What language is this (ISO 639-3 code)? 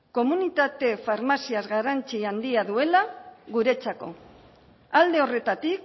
eus